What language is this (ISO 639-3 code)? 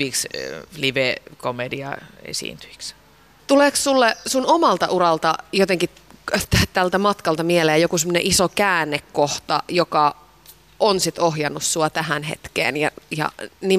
fin